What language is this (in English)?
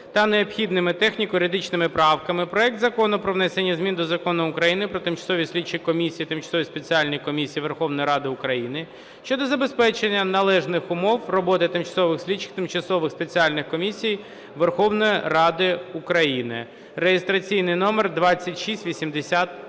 Ukrainian